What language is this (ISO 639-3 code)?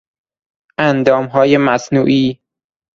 fas